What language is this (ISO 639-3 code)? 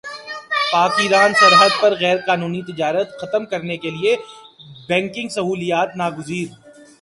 urd